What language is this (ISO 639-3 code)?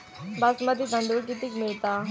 mar